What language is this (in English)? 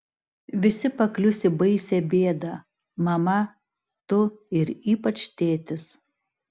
Lithuanian